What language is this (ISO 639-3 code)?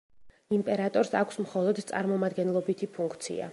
kat